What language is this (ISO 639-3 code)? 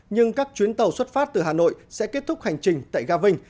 vie